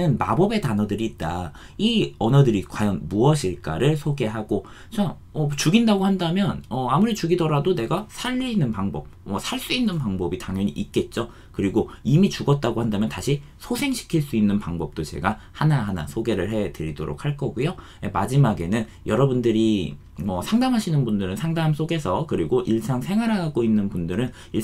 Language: Korean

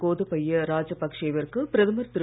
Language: Tamil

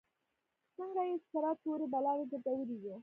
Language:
Pashto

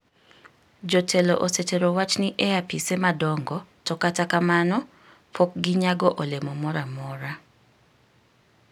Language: Luo (Kenya and Tanzania)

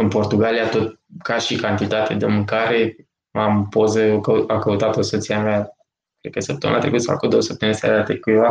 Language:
Romanian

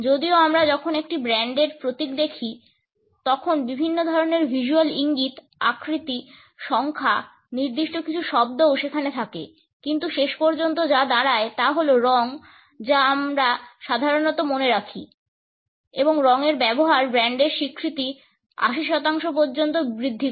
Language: Bangla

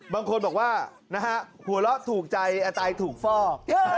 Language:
Thai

